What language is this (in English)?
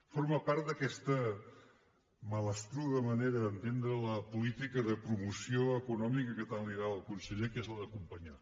Catalan